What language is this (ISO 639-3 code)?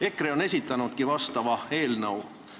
est